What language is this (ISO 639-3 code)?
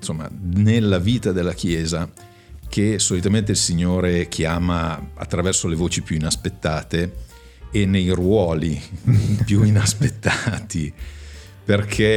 ita